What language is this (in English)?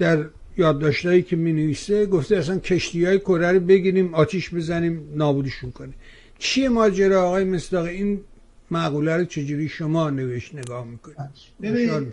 Persian